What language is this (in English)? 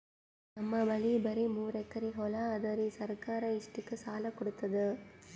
Kannada